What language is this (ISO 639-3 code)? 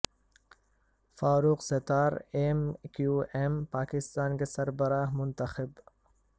urd